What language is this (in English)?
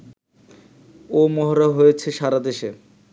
Bangla